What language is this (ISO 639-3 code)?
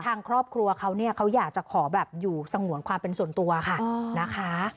tha